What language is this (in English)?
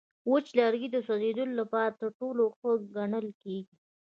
Pashto